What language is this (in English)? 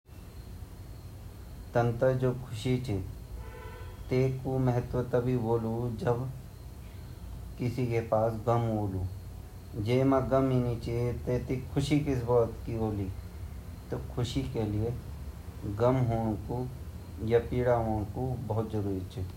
Garhwali